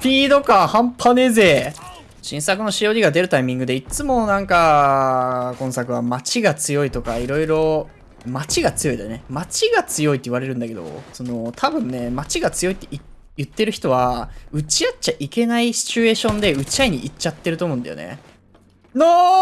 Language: Japanese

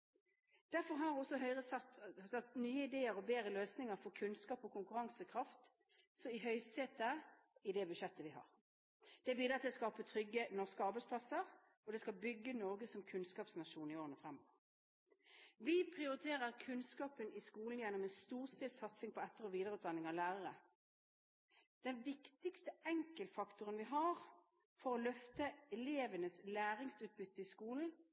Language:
Norwegian Bokmål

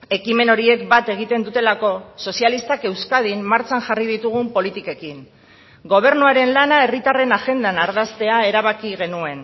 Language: Basque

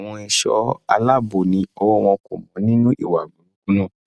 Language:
Yoruba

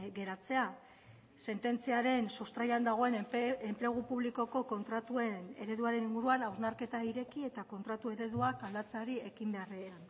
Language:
Basque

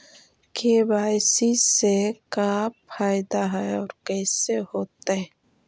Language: Magahi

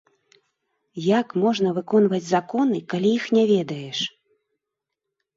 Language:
Belarusian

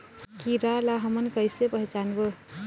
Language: Chhattisgarhi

